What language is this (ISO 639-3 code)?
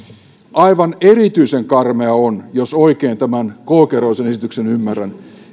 fin